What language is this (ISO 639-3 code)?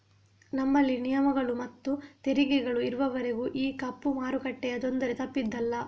kan